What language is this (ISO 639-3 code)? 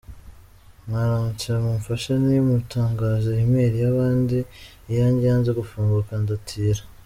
kin